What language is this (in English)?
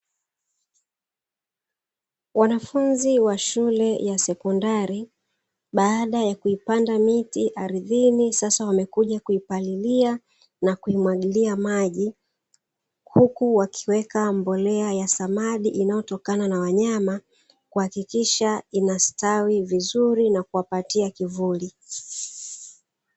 Swahili